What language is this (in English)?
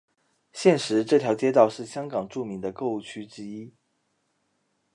Chinese